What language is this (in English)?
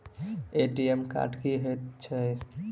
Maithili